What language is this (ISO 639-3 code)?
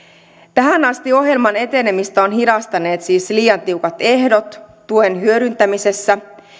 fin